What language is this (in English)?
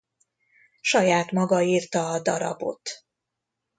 Hungarian